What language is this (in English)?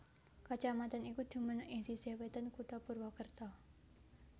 Javanese